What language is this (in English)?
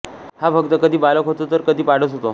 Marathi